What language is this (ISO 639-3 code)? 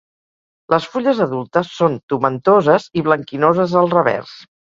cat